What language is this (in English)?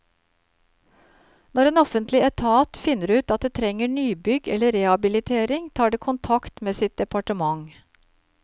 Norwegian